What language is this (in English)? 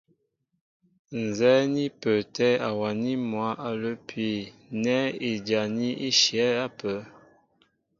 Mbo (Cameroon)